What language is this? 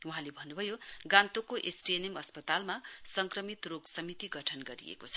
Nepali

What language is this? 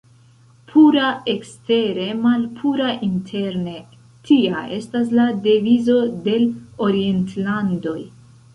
Esperanto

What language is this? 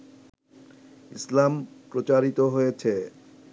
Bangla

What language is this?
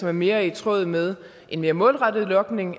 Danish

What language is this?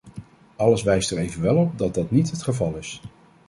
Dutch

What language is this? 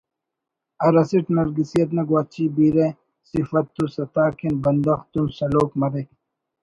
Brahui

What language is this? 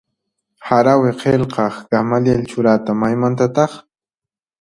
Puno Quechua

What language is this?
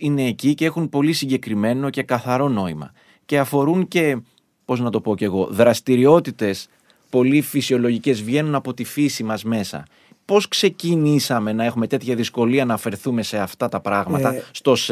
Greek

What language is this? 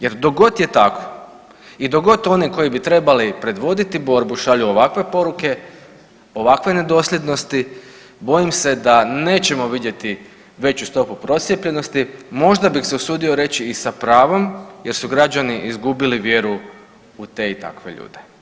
Croatian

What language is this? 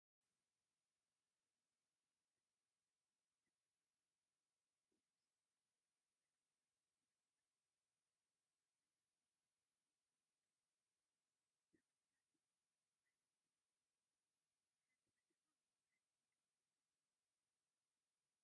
Tigrinya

